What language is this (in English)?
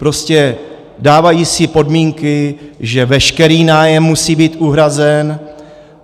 Czech